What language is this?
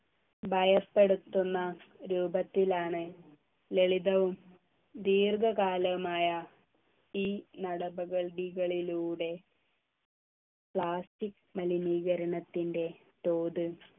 Malayalam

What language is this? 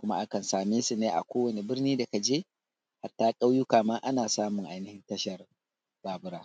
Hausa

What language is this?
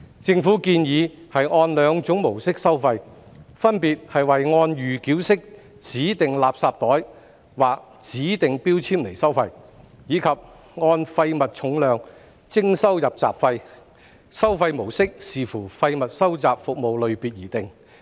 Cantonese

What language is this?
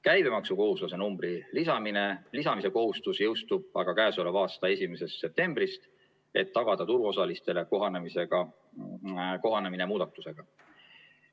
Estonian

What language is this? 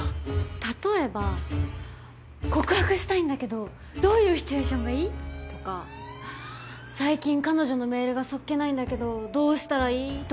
Japanese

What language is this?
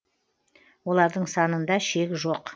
Kazakh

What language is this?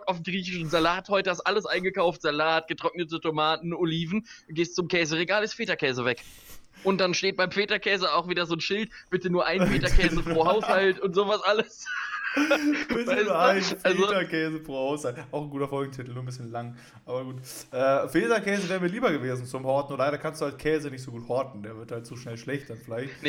German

